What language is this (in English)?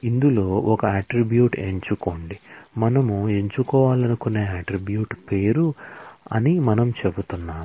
Telugu